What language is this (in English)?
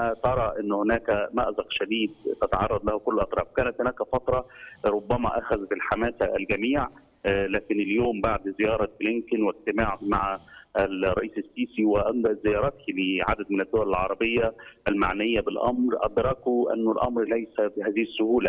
Arabic